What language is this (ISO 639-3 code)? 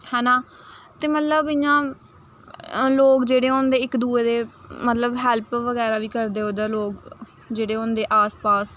doi